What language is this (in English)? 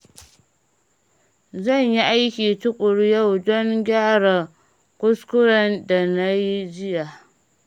Hausa